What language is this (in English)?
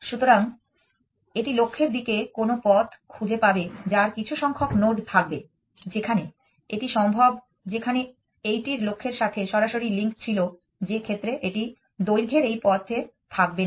Bangla